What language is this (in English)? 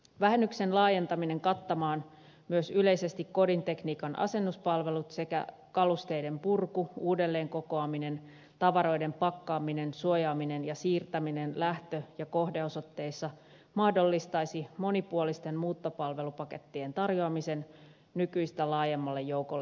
Finnish